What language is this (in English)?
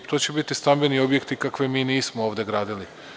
Serbian